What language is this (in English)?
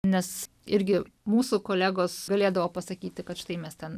Lithuanian